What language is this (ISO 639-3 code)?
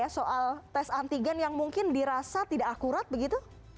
ind